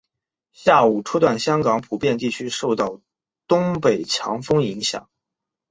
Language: Chinese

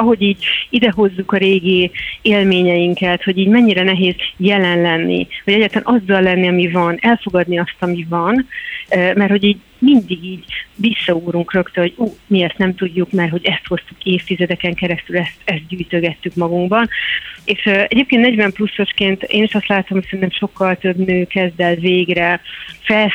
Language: Hungarian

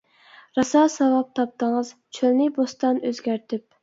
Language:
Uyghur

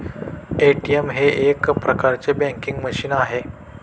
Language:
Marathi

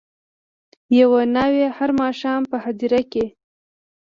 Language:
Pashto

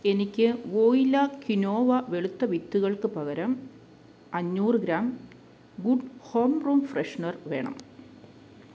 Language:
Malayalam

